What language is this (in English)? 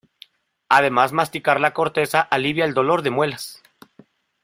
Spanish